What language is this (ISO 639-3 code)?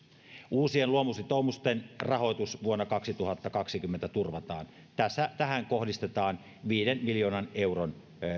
fin